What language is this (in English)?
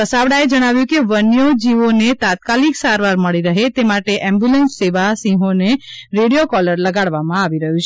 Gujarati